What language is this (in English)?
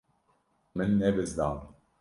Kurdish